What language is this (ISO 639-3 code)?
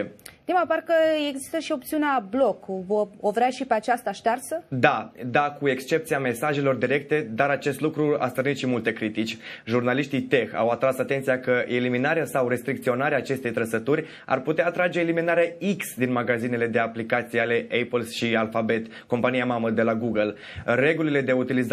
ron